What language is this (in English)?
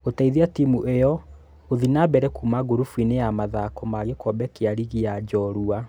Kikuyu